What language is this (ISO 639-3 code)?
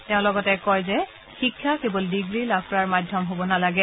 asm